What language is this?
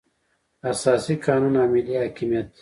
Pashto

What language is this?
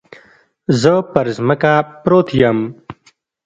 Pashto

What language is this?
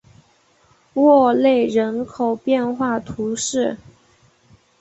Chinese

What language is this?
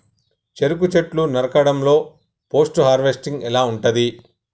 Telugu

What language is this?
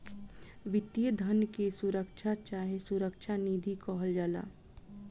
Bhojpuri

